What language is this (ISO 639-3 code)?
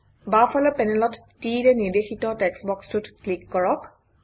asm